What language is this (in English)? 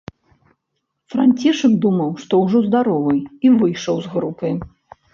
Belarusian